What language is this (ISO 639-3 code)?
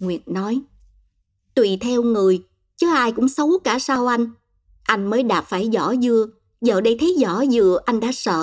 vie